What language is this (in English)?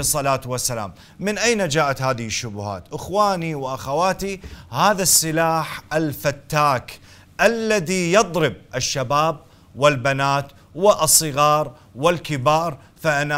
Arabic